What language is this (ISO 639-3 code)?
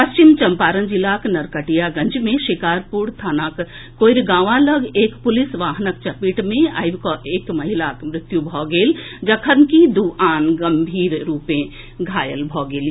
mai